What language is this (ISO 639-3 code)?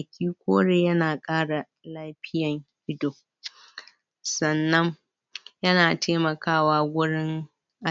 hau